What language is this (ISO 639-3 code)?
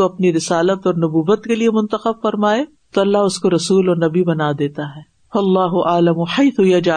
urd